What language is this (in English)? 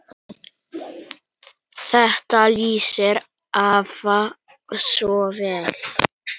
Icelandic